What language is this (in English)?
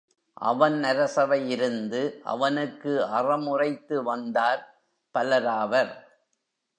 Tamil